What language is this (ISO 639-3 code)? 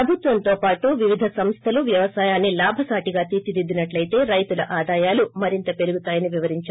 tel